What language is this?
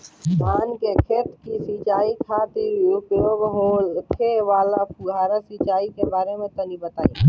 Bhojpuri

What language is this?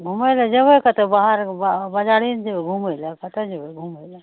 Maithili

